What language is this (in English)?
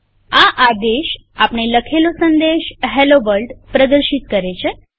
Gujarati